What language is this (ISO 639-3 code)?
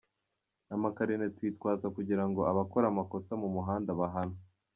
kin